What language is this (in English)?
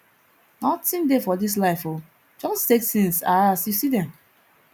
Nigerian Pidgin